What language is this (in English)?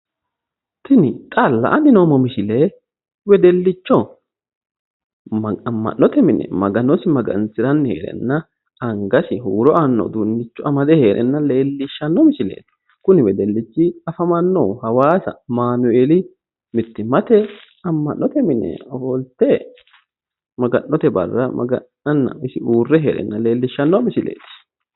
Sidamo